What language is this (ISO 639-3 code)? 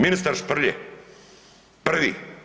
hrv